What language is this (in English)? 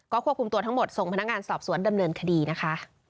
Thai